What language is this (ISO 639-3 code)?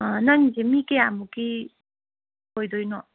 mni